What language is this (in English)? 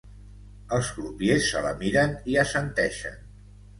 Catalan